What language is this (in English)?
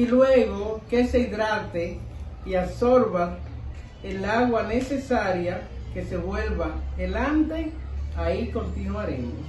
Spanish